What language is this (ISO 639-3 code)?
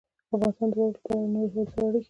pus